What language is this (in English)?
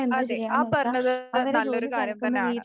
Malayalam